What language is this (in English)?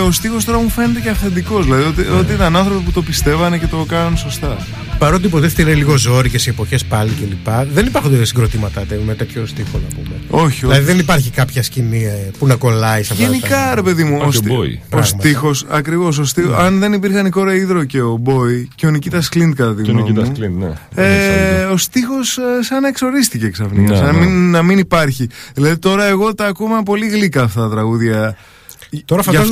Greek